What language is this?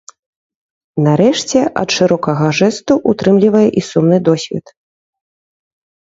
Belarusian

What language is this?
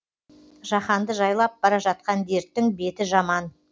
Kazakh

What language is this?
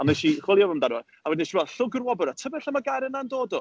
Welsh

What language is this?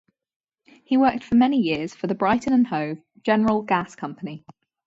English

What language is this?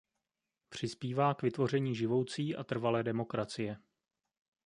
Czech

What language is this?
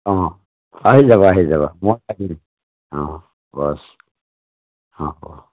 Assamese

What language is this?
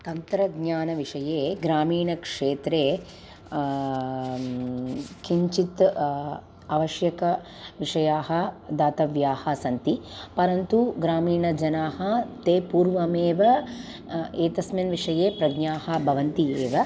Sanskrit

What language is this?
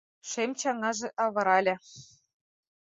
Mari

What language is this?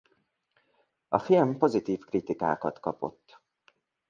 Hungarian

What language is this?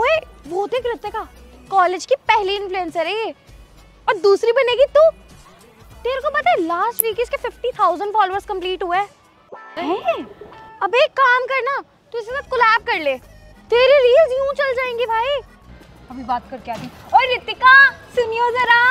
Hindi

